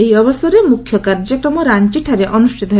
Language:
Odia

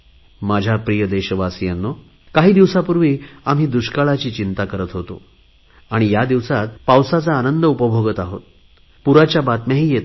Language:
Marathi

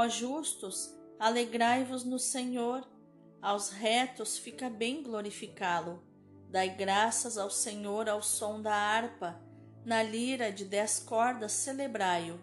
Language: Portuguese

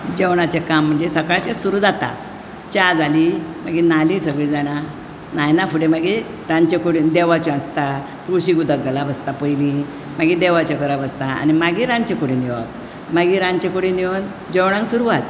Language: Konkani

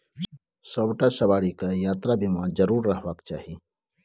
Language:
Maithili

